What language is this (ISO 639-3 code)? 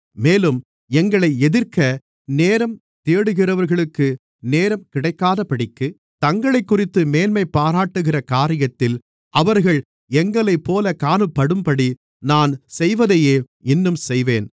tam